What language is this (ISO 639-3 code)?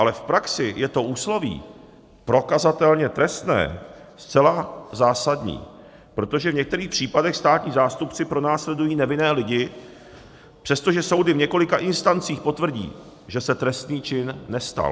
ces